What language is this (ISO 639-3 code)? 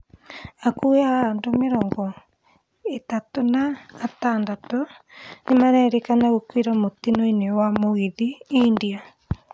kik